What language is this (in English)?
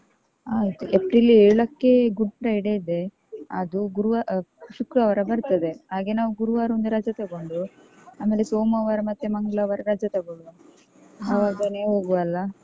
Kannada